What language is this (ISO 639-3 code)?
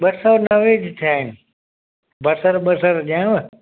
snd